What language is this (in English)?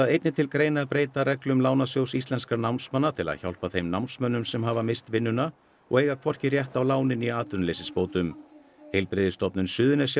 Icelandic